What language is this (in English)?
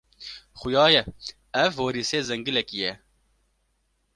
Kurdish